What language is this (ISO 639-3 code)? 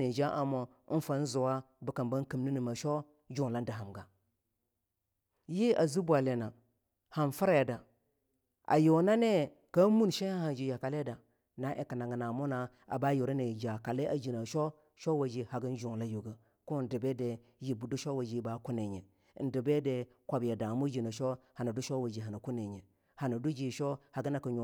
lnu